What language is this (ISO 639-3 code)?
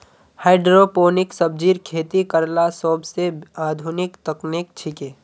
mag